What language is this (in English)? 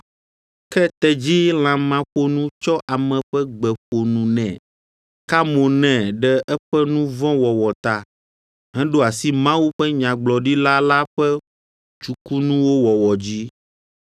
Ewe